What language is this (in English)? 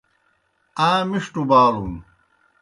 Kohistani Shina